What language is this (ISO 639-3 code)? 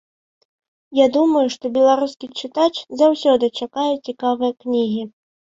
bel